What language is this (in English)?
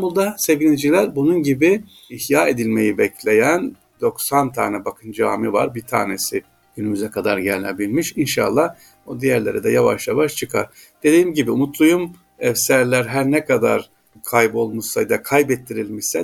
Turkish